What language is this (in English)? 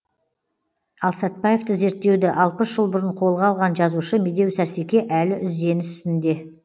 Kazakh